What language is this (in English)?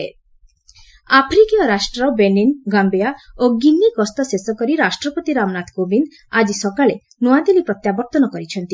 Odia